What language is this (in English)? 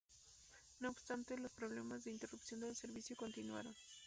Spanish